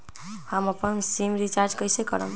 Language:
Magahi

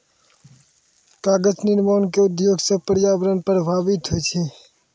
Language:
Maithili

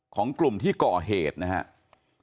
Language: Thai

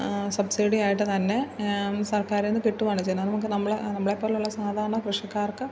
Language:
Malayalam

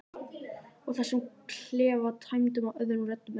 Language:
Icelandic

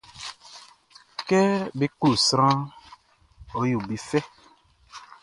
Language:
Baoulé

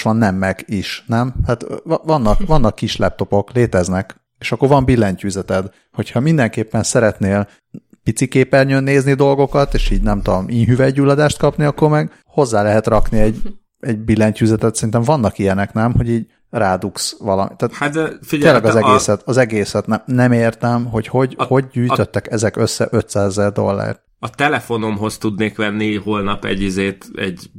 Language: Hungarian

